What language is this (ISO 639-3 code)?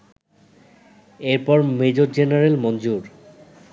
ben